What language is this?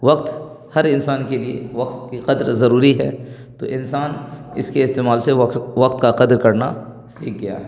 Urdu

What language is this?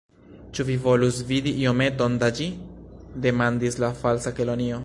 Esperanto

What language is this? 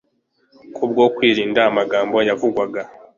Kinyarwanda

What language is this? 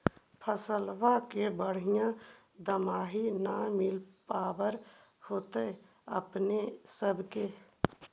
Magahi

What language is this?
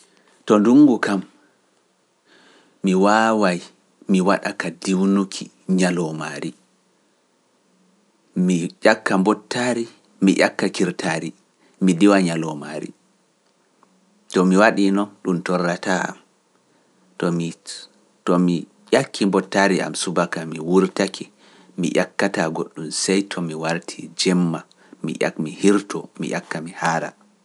Pular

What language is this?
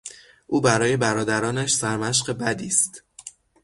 Persian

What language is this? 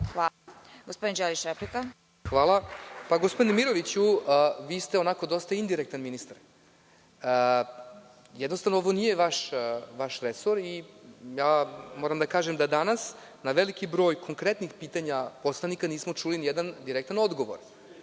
Serbian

